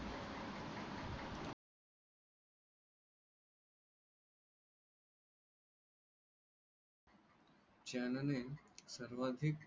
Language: Marathi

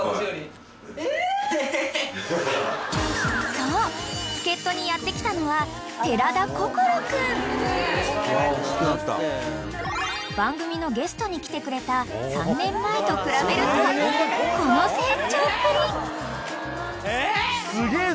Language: Japanese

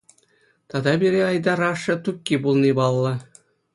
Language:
Chuvash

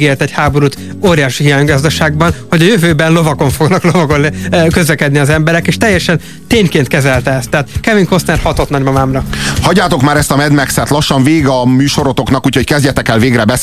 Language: Hungarian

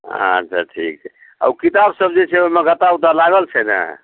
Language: Maithili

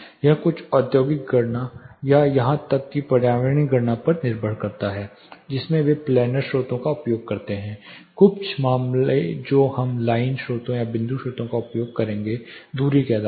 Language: Hindi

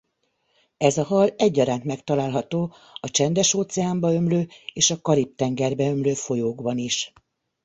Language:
Hungarian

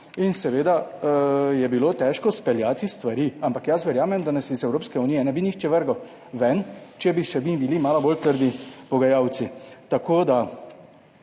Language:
Slovenian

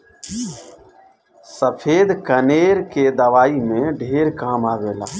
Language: Bhojpuri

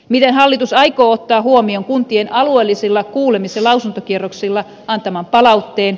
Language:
Finnish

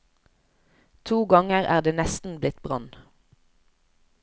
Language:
Norwegian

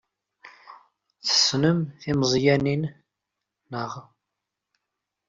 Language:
Kabyle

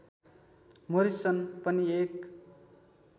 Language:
Nepali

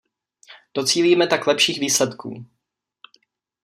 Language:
Czech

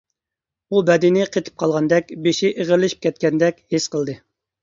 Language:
Uyghur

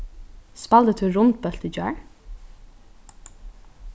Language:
Faroese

